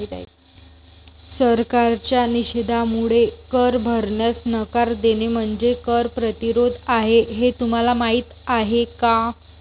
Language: Marathi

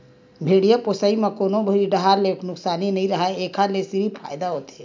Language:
Chhattisgarhi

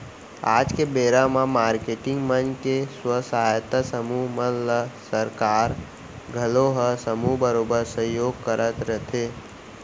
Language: Chhattisgarhi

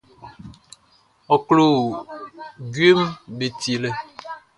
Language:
Baoulé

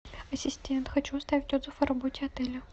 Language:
Russian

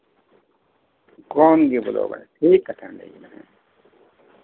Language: Santali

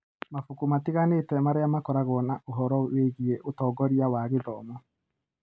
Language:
Kikuyu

